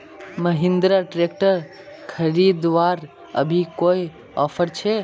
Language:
Magahi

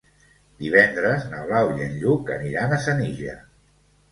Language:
Catalan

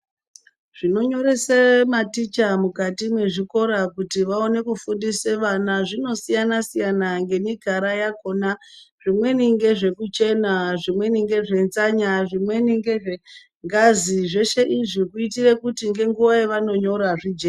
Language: Ndau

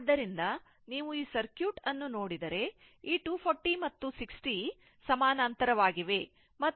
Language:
Kannada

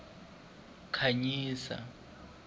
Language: Tsonga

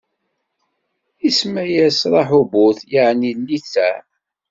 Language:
Kabyle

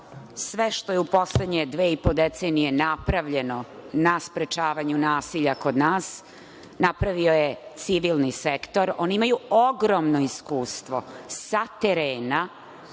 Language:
Serbian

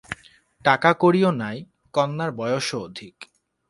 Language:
Bangla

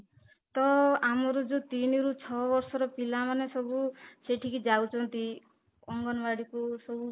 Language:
Odia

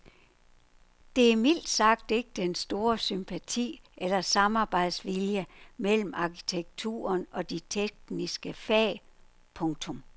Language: Danish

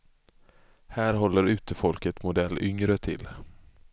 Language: Swedish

